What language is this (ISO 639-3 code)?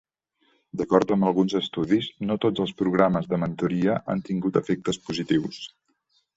cat